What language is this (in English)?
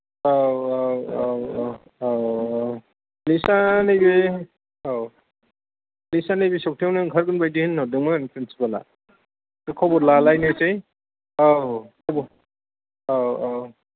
Bodo